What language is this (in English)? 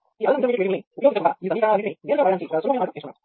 Telugu